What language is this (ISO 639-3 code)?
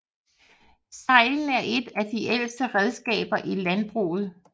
dan